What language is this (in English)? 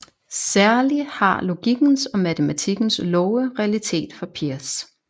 Danish